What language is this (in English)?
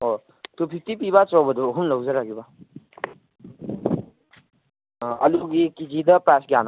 Manipuri